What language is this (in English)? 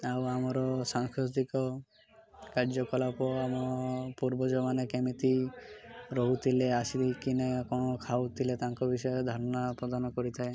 Odia